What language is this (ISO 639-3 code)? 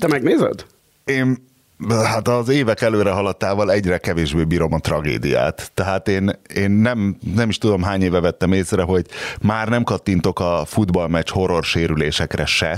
hun